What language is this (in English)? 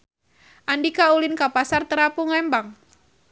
Sundanese